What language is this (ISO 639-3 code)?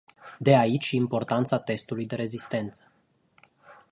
ron